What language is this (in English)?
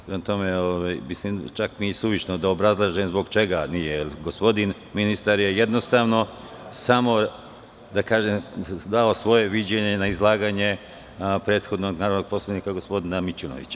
Serbian